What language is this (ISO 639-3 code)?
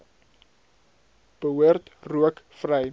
afr